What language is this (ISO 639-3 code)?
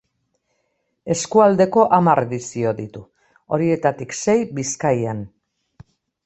eus